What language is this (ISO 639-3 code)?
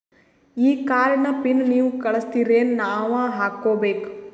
kan